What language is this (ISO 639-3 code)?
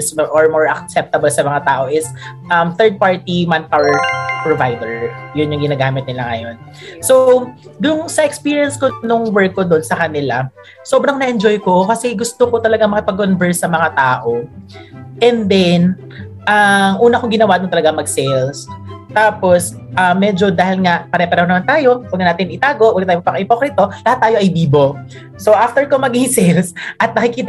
fil